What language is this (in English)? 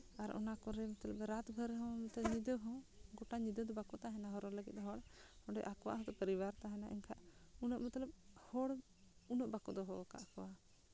Santali